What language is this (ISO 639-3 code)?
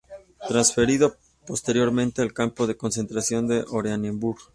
spa